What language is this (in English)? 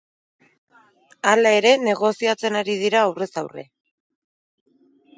Basque